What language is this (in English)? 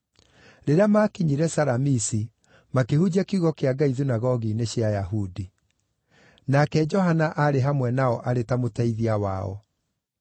Kikuyu